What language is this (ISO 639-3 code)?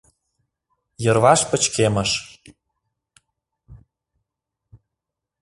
chm